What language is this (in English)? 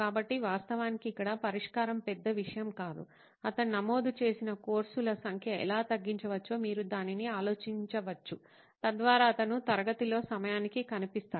Telugu